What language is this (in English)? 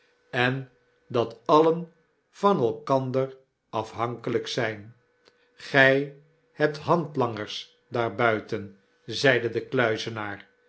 Dutch